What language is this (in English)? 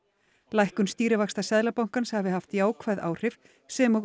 Icelandic